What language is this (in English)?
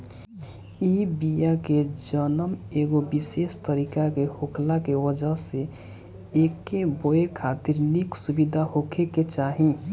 Bhojpuri